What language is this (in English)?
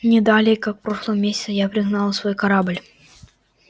Russian